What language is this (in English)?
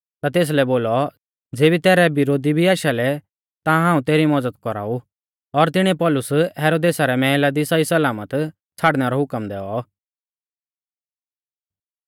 Mahasu Pahari